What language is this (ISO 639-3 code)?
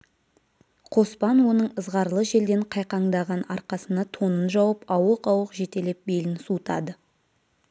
kaz